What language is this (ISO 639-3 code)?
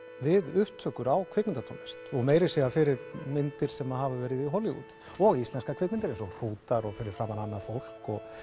isl